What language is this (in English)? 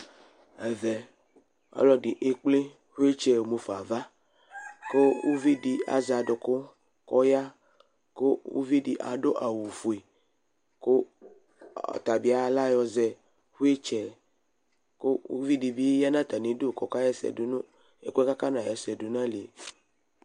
Ikposo